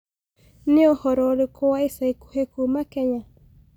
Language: Kikuyu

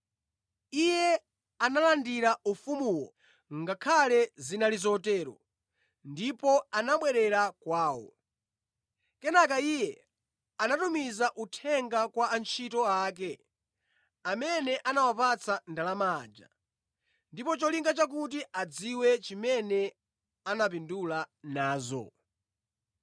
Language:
Nyanja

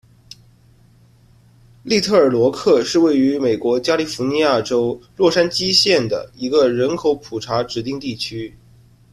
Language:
Chinese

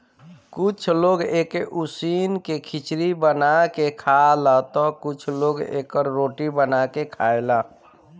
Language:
Bhojpuri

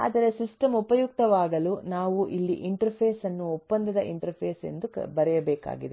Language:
Kannada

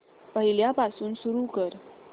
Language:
Marathi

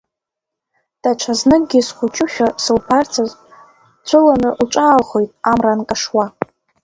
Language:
Abkhazian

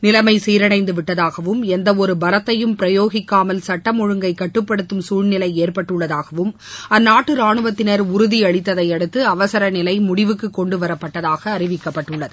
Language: Tamil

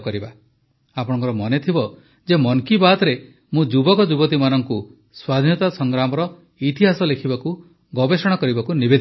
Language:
Odia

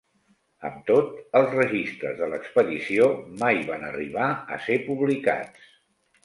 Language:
Catalan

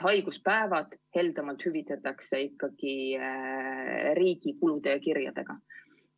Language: Estonian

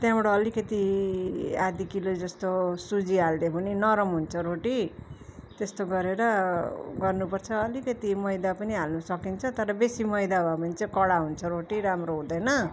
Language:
Nepali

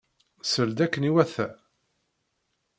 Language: Kabyle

